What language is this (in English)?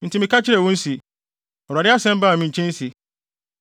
Akan